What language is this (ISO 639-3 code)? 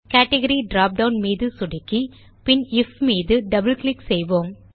tam